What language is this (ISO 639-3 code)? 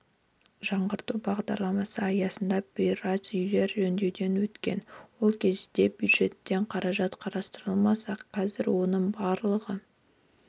kaz